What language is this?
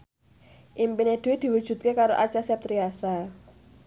Javanese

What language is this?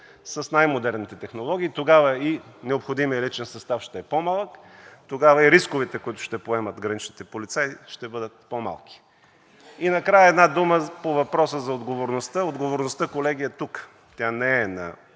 Bulgarian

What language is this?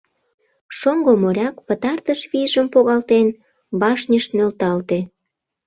Mari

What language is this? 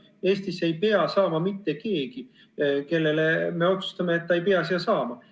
Estonian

